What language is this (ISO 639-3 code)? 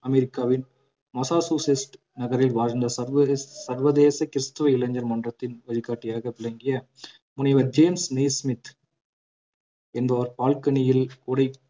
tam